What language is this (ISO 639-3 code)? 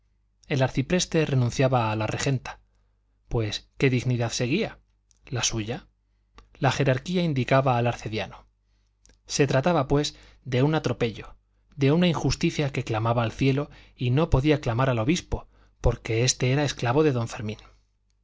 spa